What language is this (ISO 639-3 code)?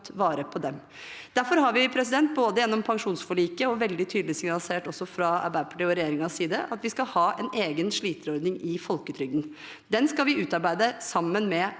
nor